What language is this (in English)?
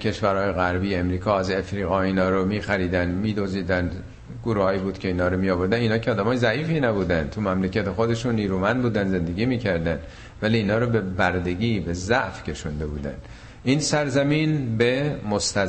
Persian